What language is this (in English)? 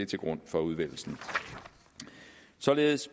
Danish